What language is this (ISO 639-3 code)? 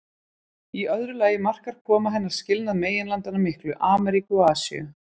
isl